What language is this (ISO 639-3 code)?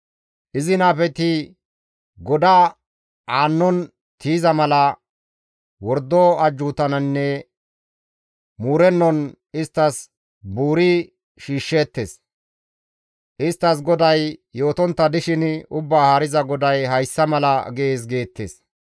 gmv